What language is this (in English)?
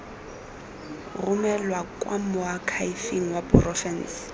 Tswana